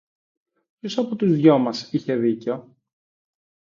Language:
Greek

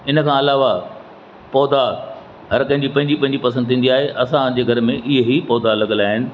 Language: Sindhi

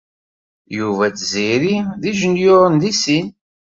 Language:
Kabyle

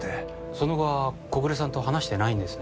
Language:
Japanese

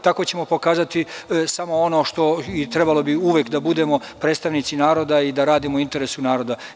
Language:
Serbian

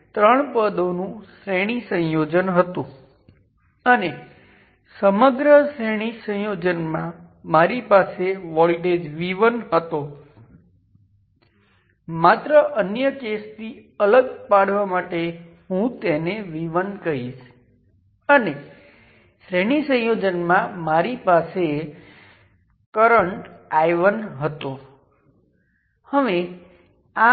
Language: Gujarati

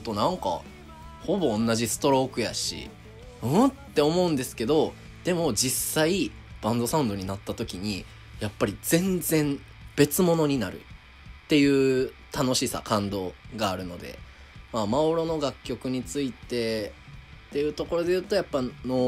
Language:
Japanese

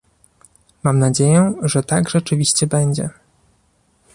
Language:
Polish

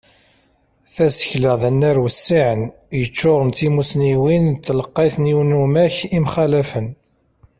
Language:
Kabyle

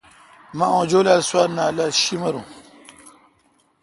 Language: Kalkoti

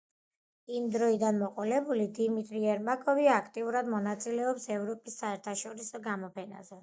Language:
Georgian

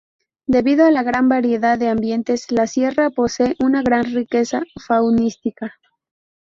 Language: Spanish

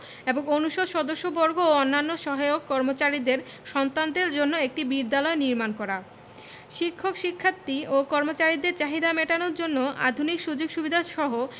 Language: Bangla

